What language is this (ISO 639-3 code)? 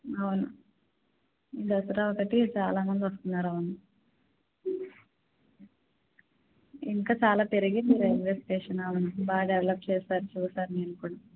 tel